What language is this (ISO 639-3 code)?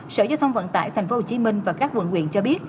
vie